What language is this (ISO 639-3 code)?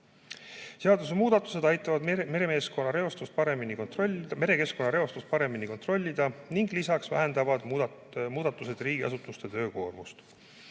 est